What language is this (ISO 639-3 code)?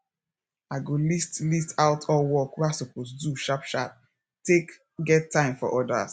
pcm